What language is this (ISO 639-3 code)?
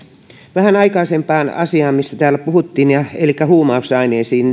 fin